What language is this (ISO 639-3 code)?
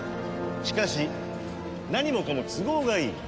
jpn